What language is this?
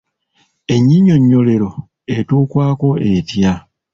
Ganda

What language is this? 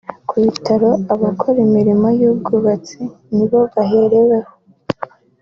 Kinyarwanda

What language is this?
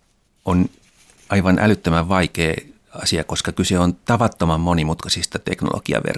Finnish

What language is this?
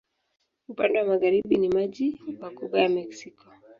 Swahili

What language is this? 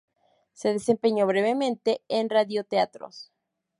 Spanish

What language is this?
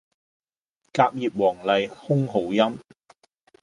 Cantonese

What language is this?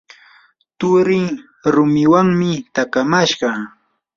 Yanahuanca Pasco Quechua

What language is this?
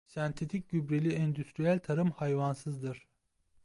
Turkish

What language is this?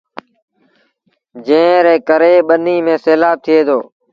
Sindhi Bhil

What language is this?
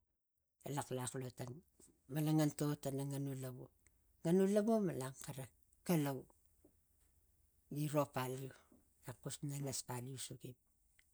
Tigak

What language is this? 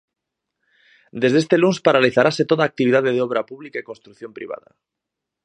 Galician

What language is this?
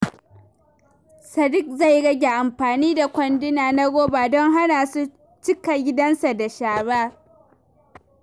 Hausa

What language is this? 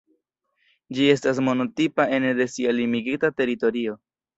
Esperanto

